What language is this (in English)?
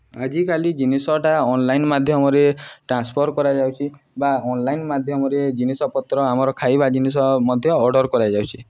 Odia